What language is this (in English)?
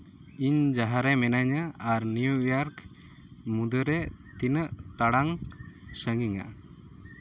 Santali